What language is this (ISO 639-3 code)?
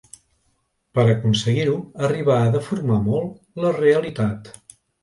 cat